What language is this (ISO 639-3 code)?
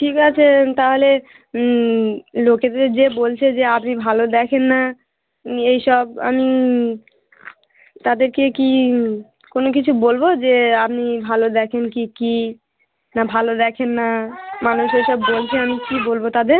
ben